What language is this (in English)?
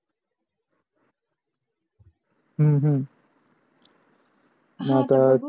Marathi